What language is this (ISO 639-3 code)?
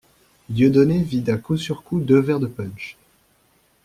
fra